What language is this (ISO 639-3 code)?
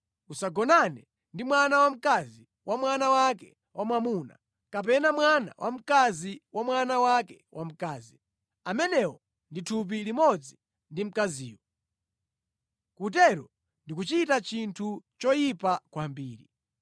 nya